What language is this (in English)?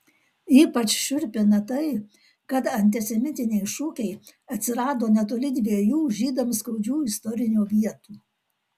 Lithuanian